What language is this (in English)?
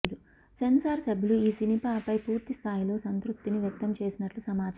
Telugu